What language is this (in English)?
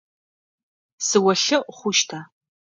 Adyghe